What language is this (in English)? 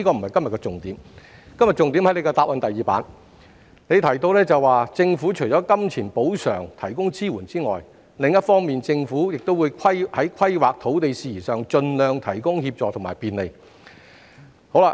Cantonese